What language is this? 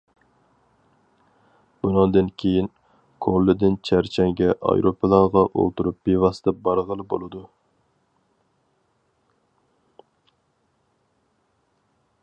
Uyghur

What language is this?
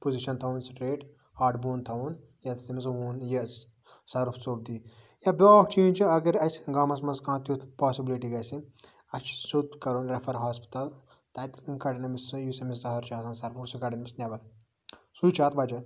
Kashmiri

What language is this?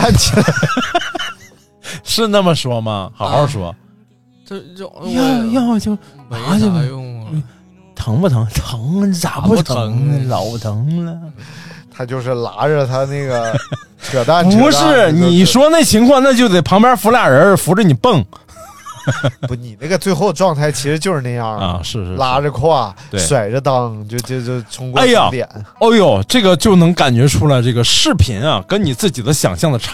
Chinese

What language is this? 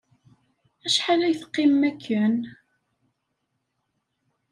Kabyle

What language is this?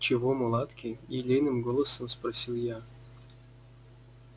Russian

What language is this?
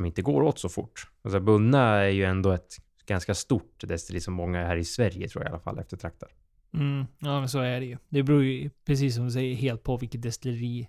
Swedish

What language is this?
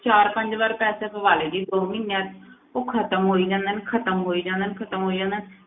Punjabi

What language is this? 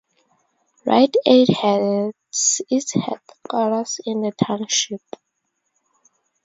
English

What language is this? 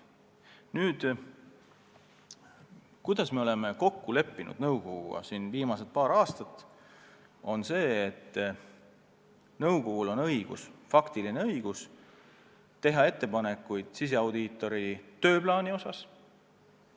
Estonian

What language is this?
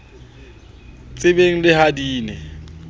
Southern Sotho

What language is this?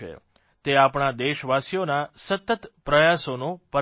Gujarati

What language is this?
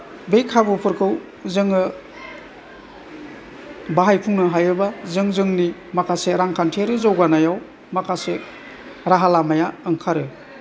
Bodo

